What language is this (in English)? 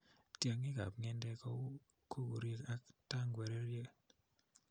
Kalenjin